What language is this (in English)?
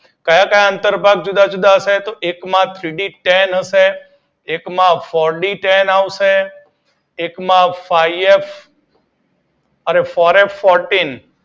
Gujarati